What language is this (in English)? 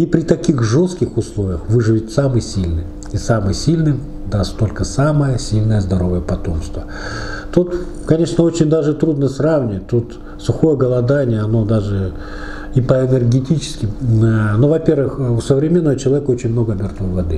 Russian